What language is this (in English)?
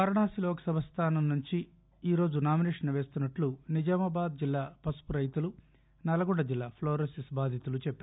Telugu